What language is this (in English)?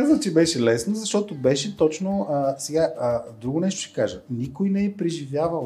Bulgarian